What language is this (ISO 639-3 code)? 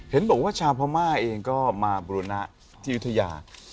tha